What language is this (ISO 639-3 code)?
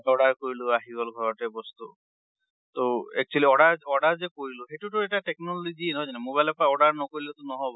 asm